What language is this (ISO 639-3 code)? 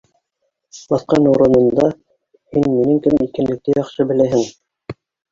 bak